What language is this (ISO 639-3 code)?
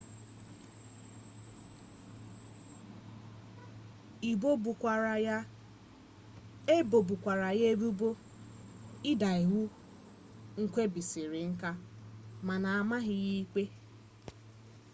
ibo